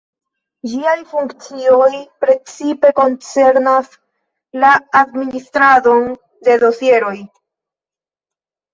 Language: Esperanto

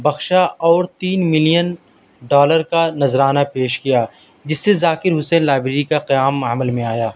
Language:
Urdu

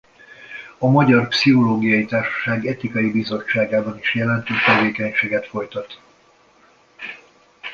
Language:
Hungarian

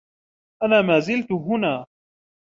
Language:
Arabic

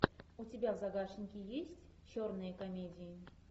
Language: Russian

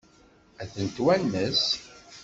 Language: Kabyle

